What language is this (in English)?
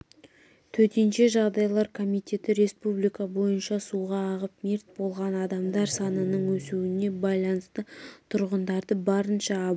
Kazakh